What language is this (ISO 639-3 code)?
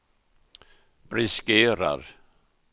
swe